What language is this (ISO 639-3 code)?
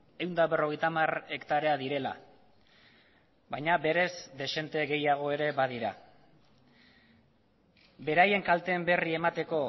eus